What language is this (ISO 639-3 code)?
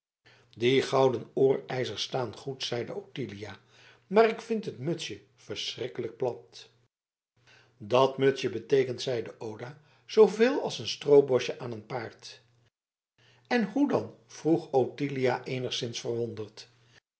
nld